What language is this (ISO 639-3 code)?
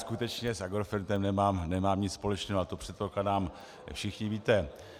ces